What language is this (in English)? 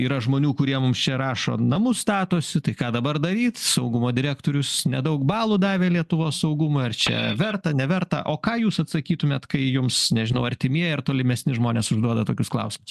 Lithuanian